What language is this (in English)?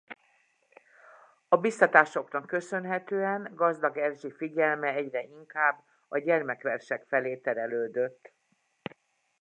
Hungarian